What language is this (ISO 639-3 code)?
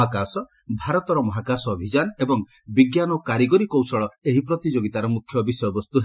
ori